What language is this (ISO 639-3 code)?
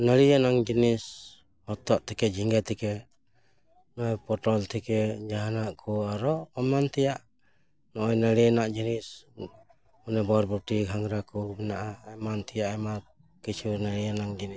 sat